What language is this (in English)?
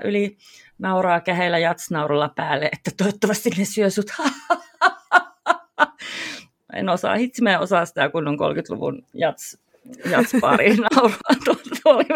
Finnish